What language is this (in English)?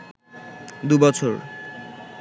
Bangla